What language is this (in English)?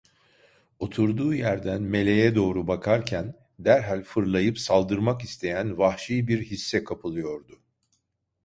Turkish